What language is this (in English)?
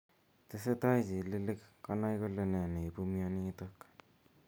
Kalenjin